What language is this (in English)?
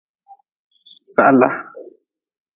Nawdm